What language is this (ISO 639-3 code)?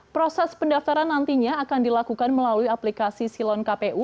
ind